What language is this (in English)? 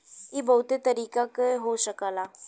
Bhojpuri